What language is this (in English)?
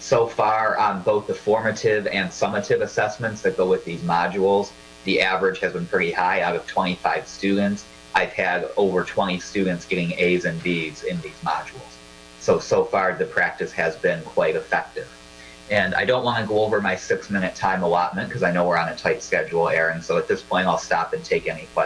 English